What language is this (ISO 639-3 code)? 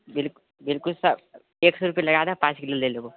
mai